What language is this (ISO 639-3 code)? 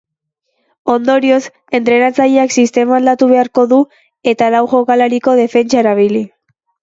eus